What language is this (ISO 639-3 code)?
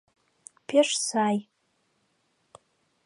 chm